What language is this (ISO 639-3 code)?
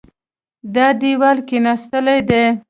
pus